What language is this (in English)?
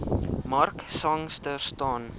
Afrikaans